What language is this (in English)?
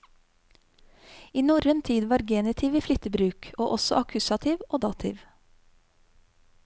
Norwegian